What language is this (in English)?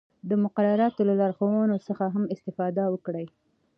Pashto